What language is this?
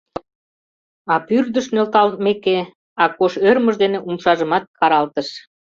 Mari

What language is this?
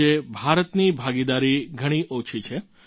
Gujarati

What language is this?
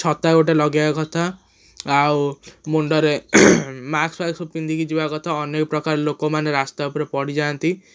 Odia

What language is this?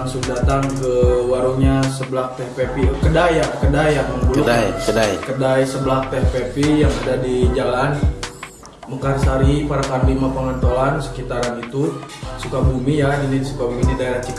Indonesian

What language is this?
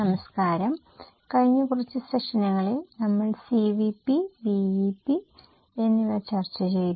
Malayalam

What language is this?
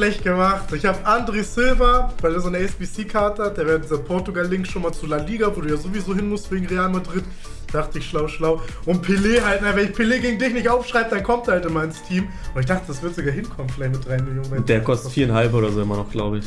German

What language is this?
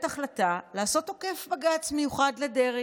Hebrew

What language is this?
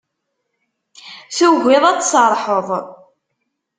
Kabyle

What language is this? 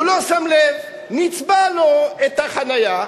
Hebrew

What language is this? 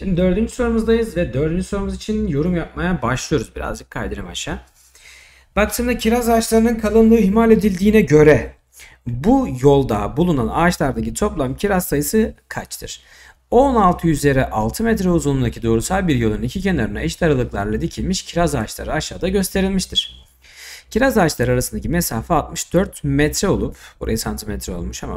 Turkish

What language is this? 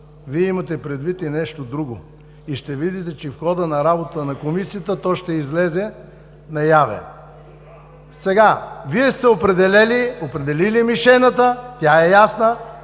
Bulgarian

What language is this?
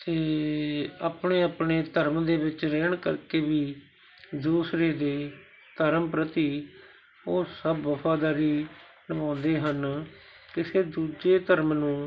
Punjabi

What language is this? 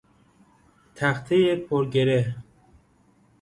Persian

